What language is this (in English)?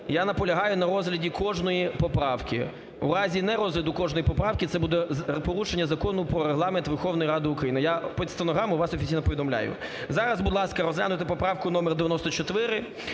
Ukrainian